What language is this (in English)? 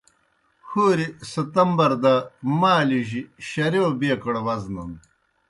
Kohistani Shina